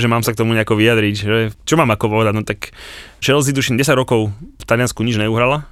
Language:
Slovak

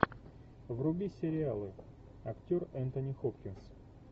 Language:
Russian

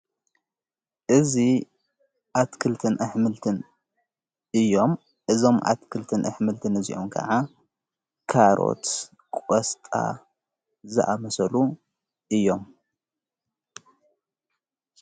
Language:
Tigrinya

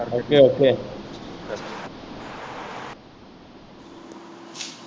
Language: Punjabi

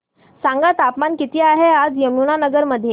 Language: Marathi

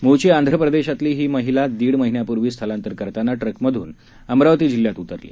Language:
Marathi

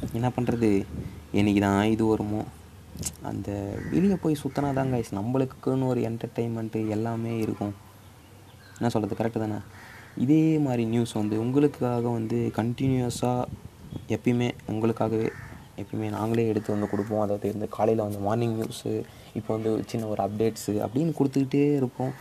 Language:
Tamil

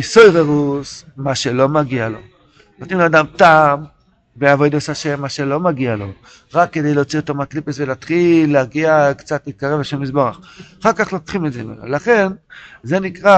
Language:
Hebrew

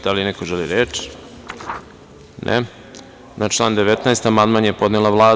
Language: Serbian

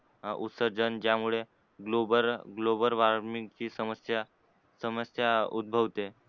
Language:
Marathi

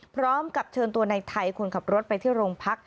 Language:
Thai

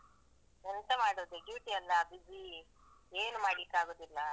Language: Kannada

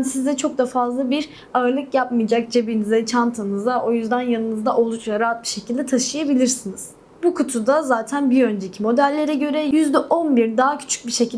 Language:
Turkish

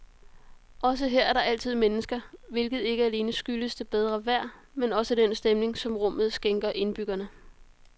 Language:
Danish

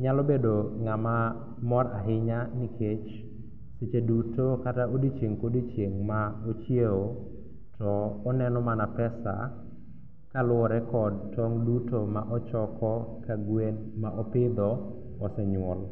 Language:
Luo (Kenya and Tanzania)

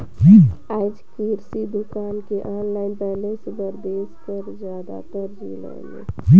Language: Chhattisgarhi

